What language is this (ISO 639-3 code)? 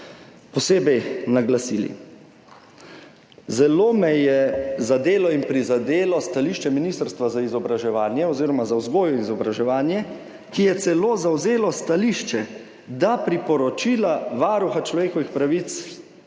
slv